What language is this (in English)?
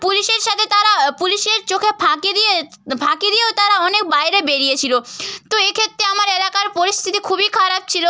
Bangla